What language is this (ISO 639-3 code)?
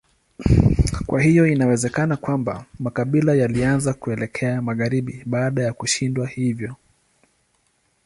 swa